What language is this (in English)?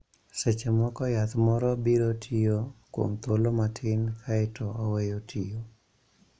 Luo (Kenya and Tanzania)